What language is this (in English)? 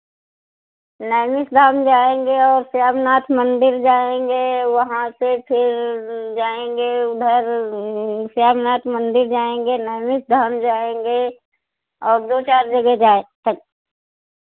Hindi